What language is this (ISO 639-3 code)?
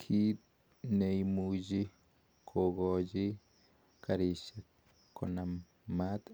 kln